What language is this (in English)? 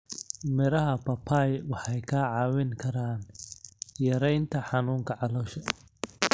Somali